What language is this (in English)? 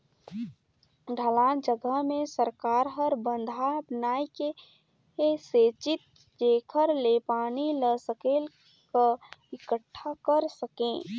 Chhattisgarhi